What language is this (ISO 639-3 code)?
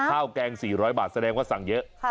tha